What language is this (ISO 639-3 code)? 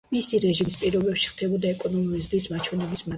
kat